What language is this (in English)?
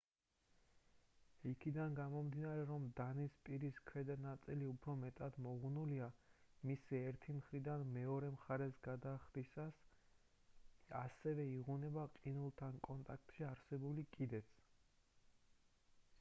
Georgian